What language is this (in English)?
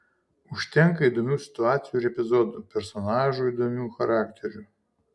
Lithuanian